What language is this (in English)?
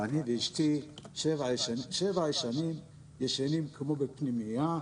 Hebrew